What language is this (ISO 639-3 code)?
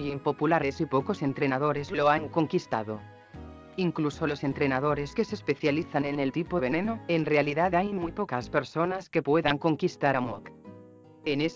spa